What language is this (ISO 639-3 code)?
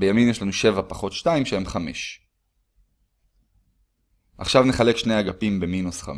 heb